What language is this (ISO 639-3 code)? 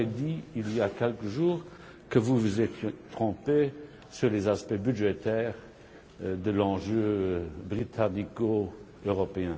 fra